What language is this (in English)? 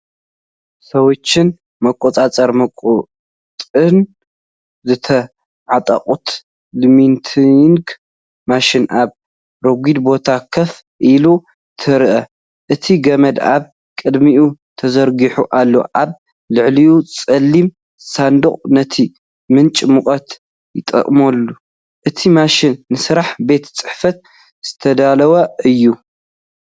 Tigrinya